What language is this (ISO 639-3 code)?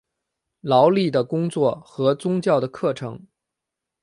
zho